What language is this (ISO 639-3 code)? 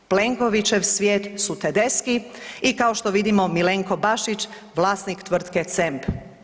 hrv